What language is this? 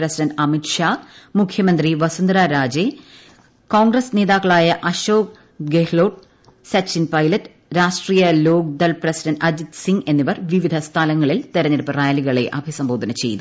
Malayalam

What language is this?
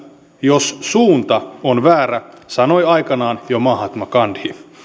Finnish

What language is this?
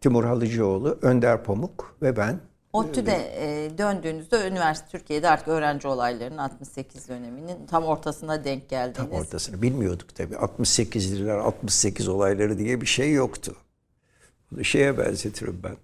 Turkish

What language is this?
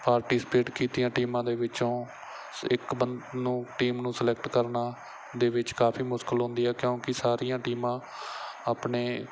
Punjabi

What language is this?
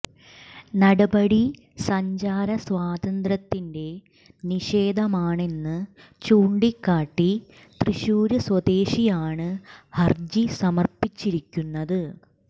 Malayalam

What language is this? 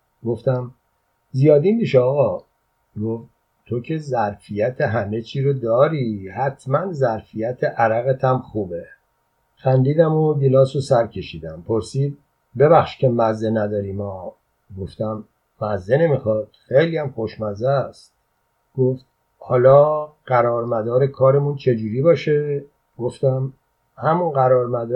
Persian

